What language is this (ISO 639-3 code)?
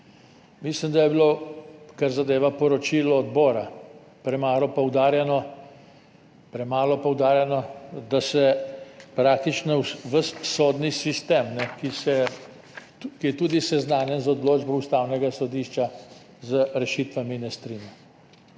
slv